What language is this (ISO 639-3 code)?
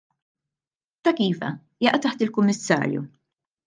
mlt